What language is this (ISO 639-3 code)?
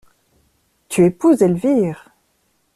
fra